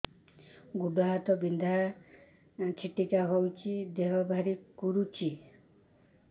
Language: Odia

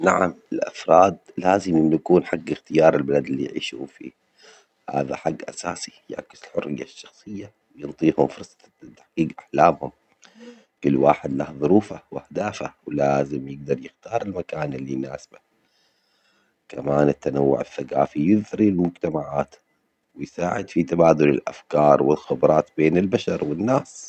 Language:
Omani Arabic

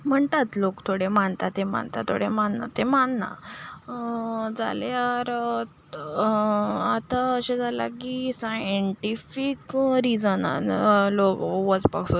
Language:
Konkani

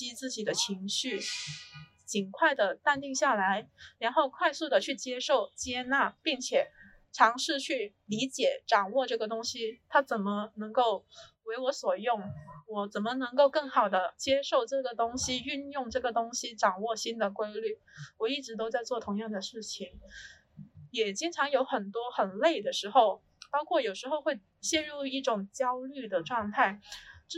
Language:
Chinese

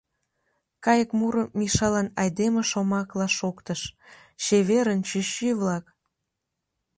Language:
Mari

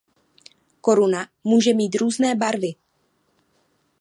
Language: Czech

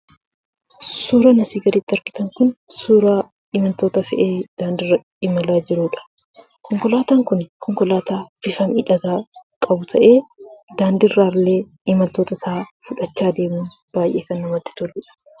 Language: Oromo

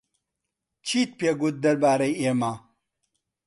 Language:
Central Kurdish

